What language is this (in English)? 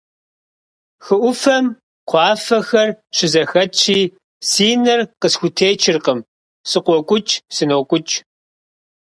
Kabardian